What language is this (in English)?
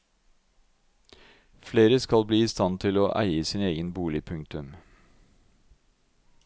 Norwegian